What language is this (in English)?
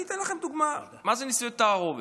Hebrew